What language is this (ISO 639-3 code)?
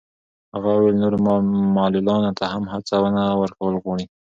pus